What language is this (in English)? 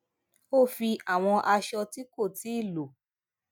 Yoruba